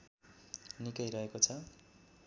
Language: Nepali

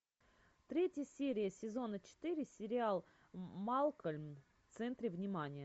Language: Russian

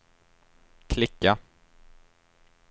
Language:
Swedish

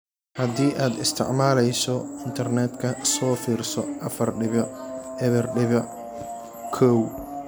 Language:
Somali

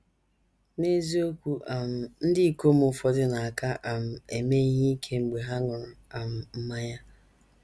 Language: Igbo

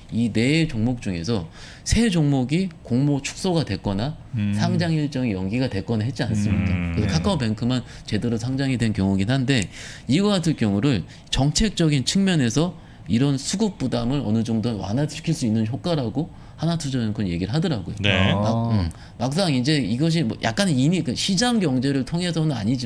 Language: Korean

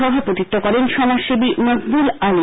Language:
Bangla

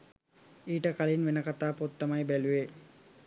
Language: Sinhala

